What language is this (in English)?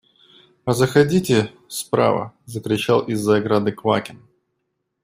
Russian